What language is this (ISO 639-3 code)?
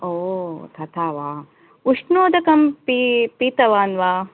san